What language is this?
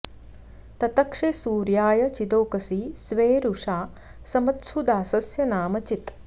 Sanskrit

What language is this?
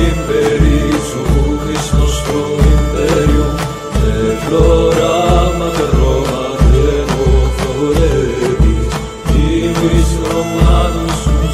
Romanian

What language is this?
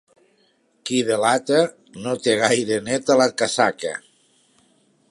Catalan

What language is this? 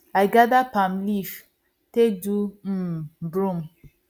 Nigerian Pidgin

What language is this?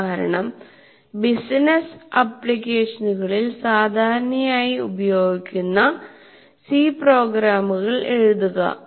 Malayalam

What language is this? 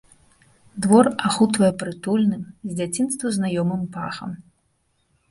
Belarusian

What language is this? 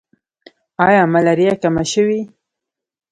Pashto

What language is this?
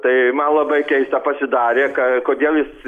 Lithuanian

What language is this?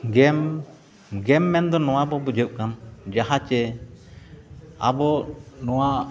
Santali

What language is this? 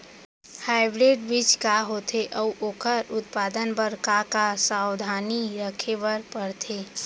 Chhattisgarhi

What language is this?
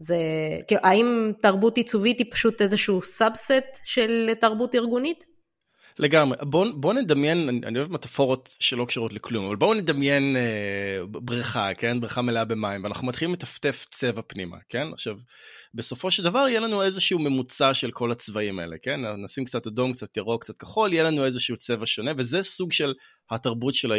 Hebrew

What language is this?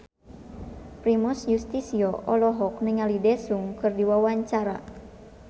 Sundanese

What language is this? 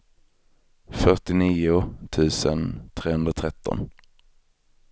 Swedish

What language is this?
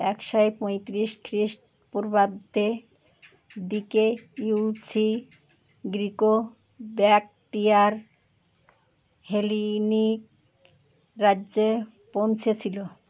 Bangla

